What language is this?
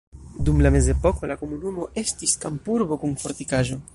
Esperanto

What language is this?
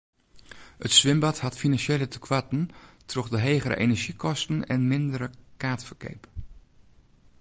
Western Frisian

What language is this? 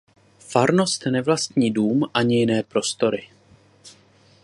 Czech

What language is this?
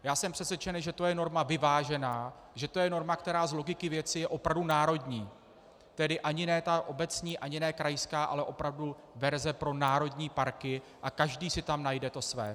Czech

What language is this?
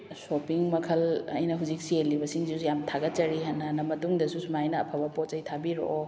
Manipuri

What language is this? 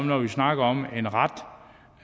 Danish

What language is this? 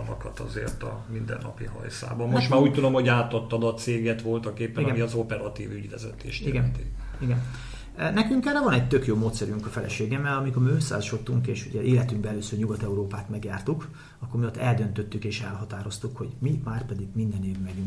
Hungarian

